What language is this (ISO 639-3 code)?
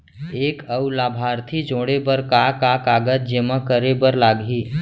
hne